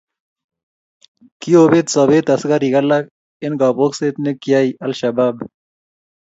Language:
Kalenjin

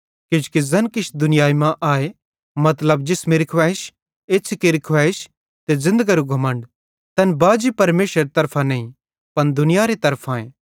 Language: Bhadrawahi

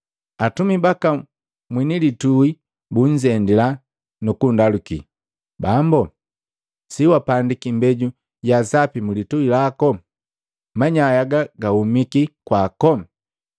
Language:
Matengo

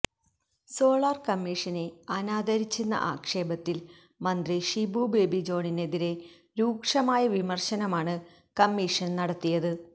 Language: Malayalam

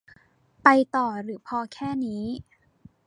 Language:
Thai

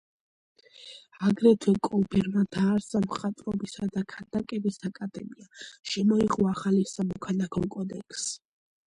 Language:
Georgian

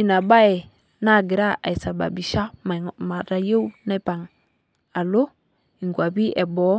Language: Masai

